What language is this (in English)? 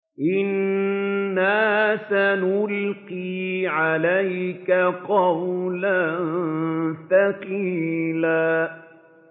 Arabic